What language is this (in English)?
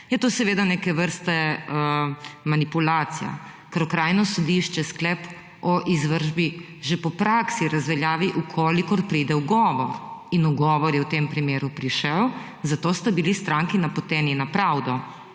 Slovenian